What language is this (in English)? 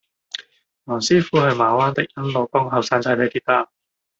Cantonese